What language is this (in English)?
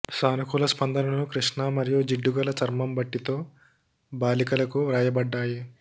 Telugu